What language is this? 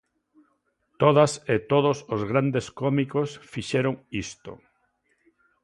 Galician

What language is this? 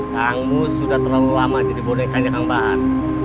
Indonesian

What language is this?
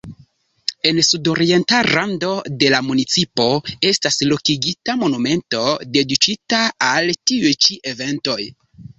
Esperanto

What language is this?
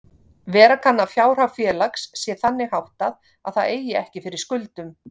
Icelandic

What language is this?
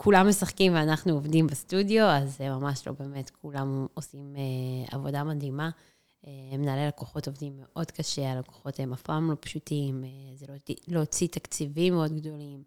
Hebrew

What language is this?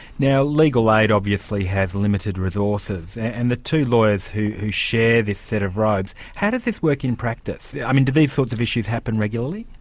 English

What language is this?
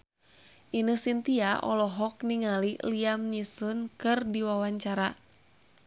Sundanese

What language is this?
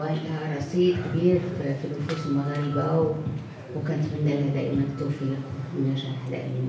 Arabic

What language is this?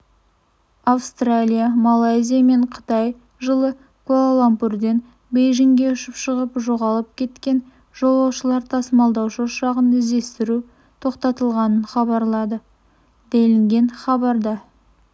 Kazakh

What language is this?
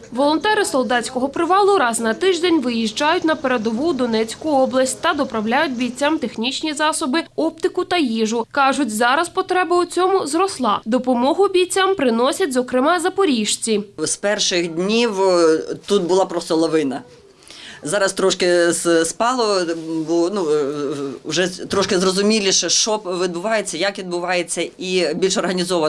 Ukrainian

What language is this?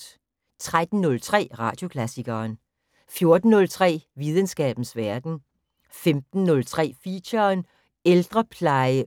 Danish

